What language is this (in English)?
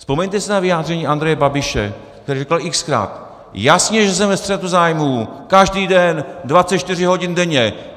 Czech